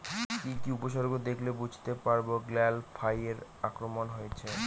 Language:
Bangla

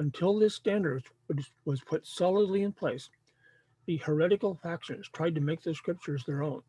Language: English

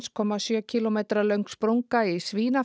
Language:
Icelandic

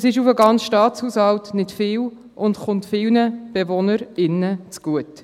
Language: Swiss German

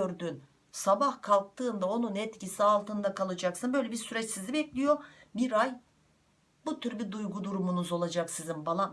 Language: Turkish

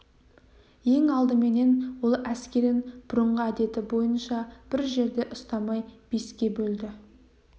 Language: Kazakh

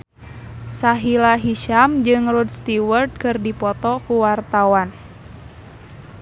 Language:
Sundanese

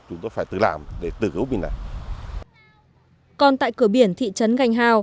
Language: Vietnamese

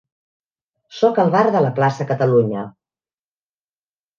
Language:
Catalan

